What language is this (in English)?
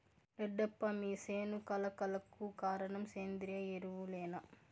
Telugu